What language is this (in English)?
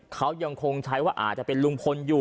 Thai